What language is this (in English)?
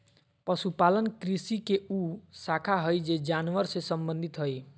Magahi